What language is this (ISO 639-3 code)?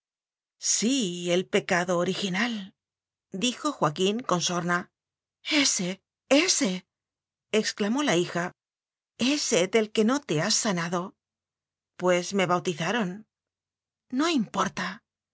spa